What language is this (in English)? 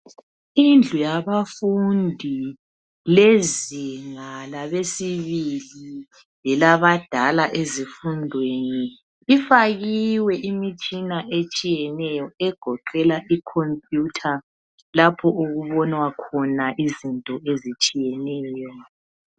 North Ndebele